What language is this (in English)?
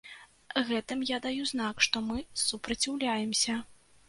Belarusian